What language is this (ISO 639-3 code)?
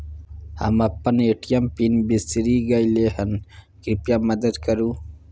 mai